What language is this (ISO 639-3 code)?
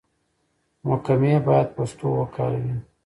pus